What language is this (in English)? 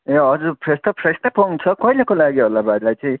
Nepali